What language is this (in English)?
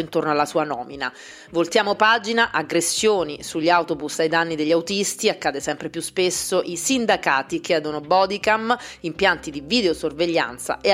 Italian